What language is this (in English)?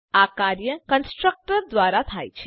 Gujarati